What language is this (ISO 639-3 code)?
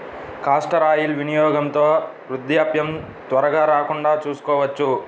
tel